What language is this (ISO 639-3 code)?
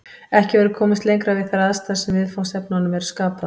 isl